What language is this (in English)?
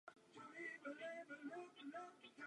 Czech